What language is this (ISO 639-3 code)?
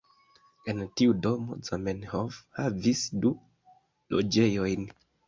epo